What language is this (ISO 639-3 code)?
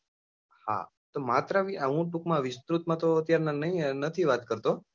guj